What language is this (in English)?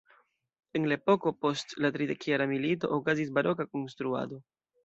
Esperanto